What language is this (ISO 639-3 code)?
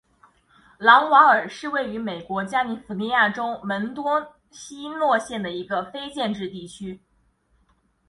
zho